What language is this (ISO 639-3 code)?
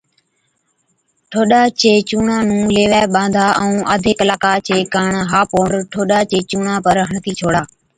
odk